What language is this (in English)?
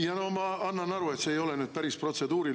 Estonian